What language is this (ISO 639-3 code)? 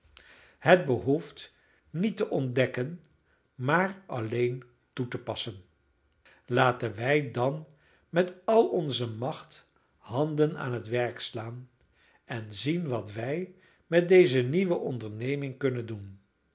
nld